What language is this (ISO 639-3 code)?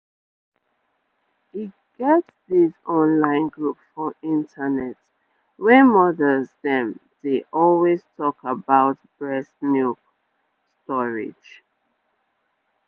pcm